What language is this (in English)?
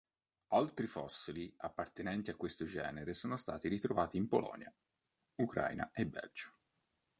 Italian